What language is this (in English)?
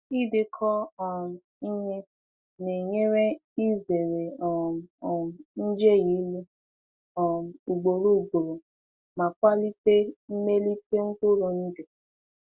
Igbo